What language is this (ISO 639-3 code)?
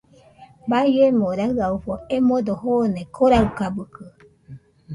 hux